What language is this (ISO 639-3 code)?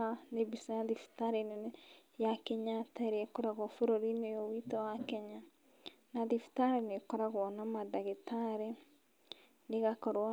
kik